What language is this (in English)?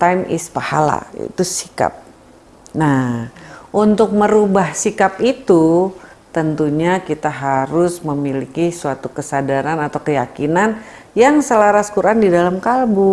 Indonesian